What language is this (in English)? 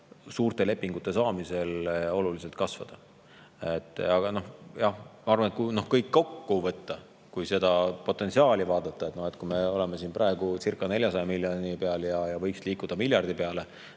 Estonian